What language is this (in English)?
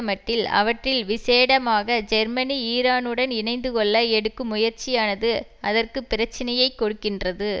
Tamil